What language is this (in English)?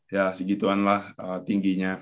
Indonesian